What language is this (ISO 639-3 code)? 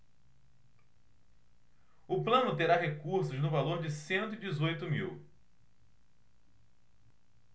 por